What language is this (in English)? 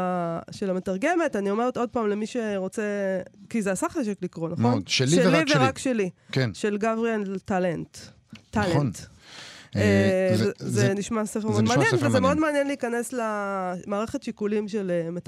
Hebrew